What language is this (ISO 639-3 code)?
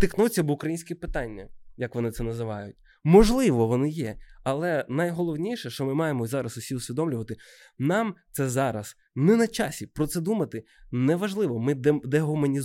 ukr